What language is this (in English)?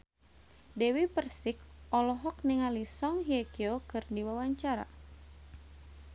Sundanese